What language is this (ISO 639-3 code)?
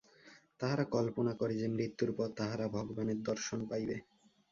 ben